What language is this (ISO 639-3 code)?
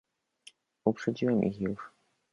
pol